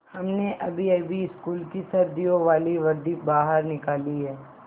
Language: Hindi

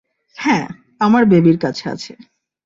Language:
Bangla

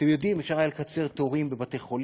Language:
Hebrew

